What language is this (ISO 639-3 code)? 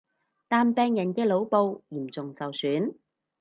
yue